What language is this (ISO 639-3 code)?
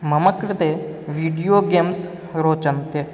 san